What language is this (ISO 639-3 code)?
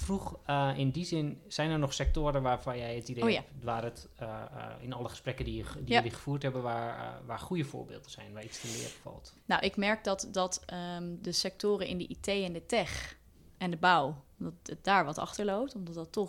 nld